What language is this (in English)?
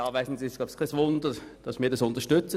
Swiss German